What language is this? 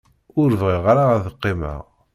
Kabyle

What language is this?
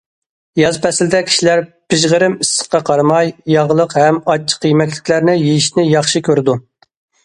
Uyghur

